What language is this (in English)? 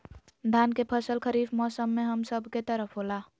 Magahi